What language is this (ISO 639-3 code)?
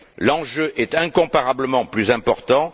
fra